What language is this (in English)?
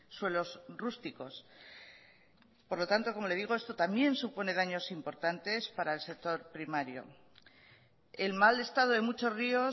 Spanish